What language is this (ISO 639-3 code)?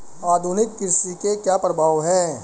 hin